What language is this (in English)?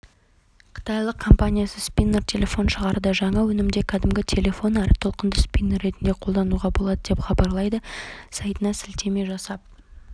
Kazakh